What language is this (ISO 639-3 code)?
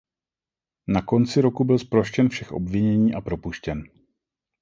ces